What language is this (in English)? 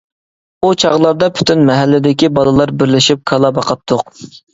Uyghur